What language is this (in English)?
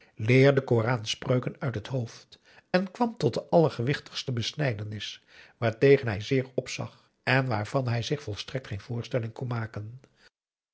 Dutch